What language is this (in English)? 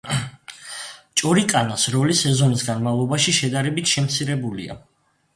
Georgian